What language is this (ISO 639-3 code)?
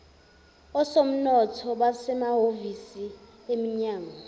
zul